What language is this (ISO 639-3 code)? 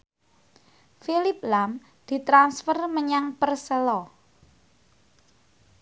jav